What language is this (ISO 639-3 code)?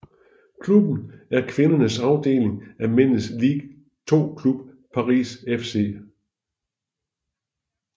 dan